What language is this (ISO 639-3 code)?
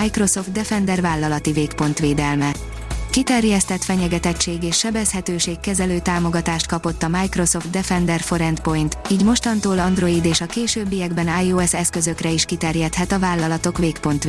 hun